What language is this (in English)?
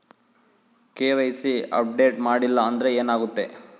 Kannada